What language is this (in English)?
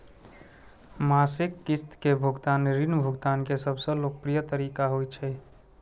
Maithili